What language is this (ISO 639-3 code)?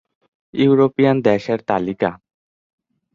ben